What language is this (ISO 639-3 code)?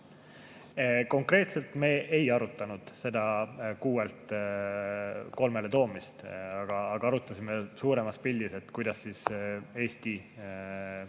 est